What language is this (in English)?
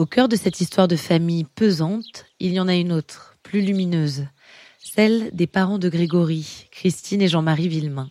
French